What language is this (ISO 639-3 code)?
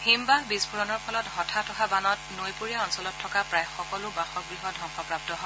asm